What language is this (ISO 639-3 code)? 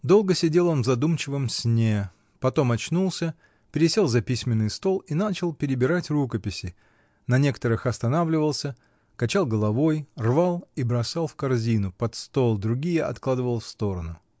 rus